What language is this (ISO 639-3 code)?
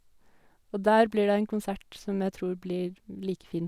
nor